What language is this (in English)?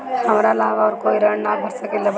Bhojpuri